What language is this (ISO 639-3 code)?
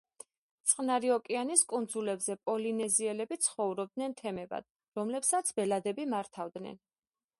kat